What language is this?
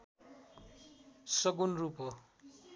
Nepali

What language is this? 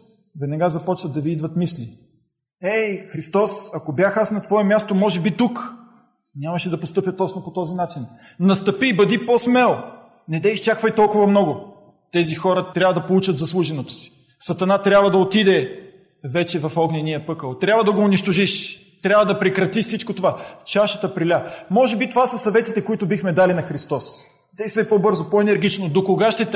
Bulgarian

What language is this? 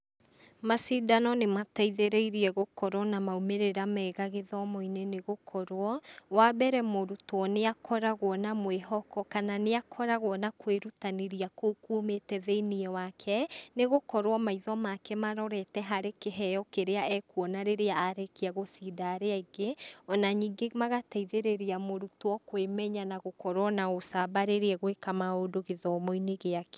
Kikuyu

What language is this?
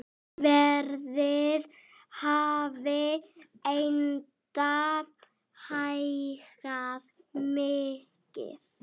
Icelandic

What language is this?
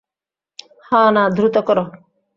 Bangla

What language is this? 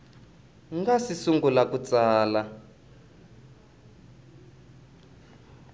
Tsonga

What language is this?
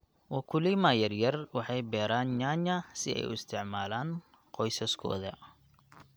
Somali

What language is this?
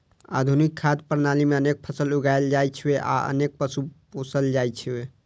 Maithili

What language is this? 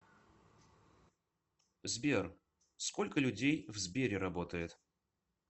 Russian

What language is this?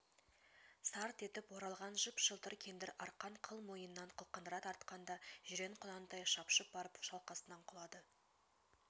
Kazakh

